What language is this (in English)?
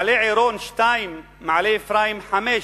Hebrew